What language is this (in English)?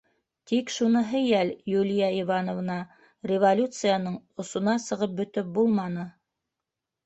Bashkir